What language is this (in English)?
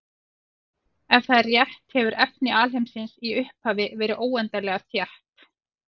Icelandic